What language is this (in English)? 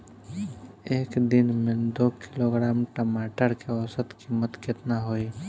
Bhojpuri